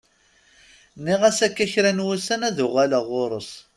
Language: Kabyle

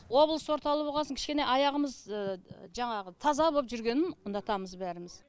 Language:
Kazakh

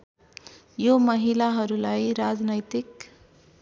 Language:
Nepali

